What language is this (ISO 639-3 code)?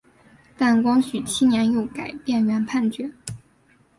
zho